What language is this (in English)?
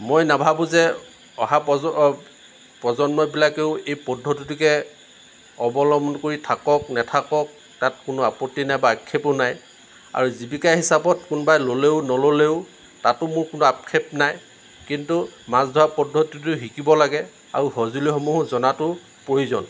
Assamese